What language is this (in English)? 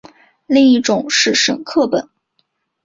Chinese